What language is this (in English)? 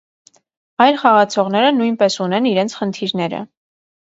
Armenian